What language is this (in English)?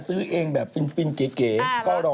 Thai